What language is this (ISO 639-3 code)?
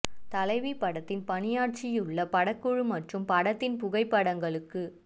tam